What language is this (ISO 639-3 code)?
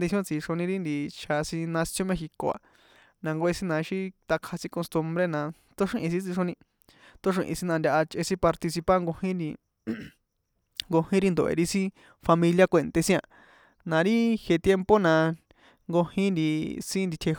poe